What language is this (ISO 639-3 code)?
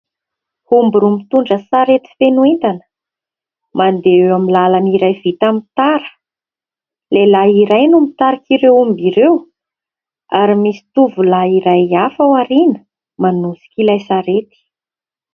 mlg